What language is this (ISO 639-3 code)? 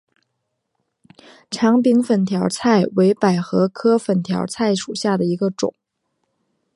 zho